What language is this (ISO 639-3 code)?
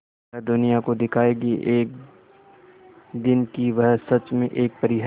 hin